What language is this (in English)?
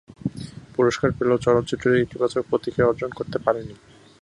Bangla